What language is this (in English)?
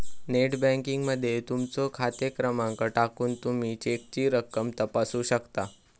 Marathi